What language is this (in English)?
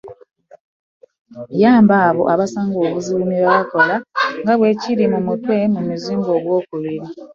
Ganda